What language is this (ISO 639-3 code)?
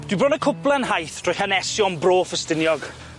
cym